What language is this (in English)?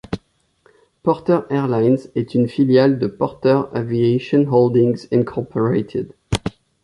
French